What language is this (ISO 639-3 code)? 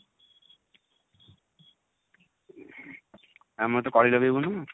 ori